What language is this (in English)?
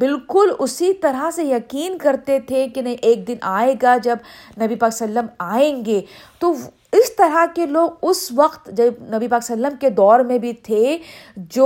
Urdu